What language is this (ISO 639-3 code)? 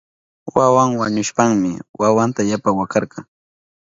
qup